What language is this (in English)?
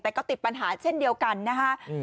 Thai